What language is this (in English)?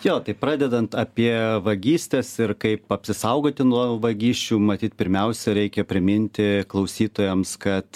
Lithuanian